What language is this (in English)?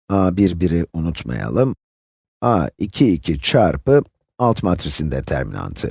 Turkish